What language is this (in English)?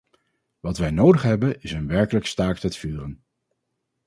Dutch